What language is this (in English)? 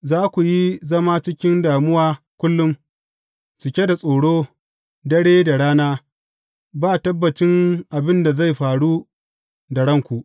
Hausa